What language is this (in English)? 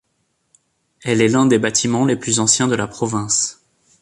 French